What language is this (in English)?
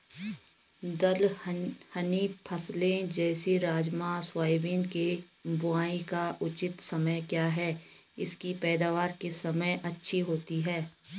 Hindi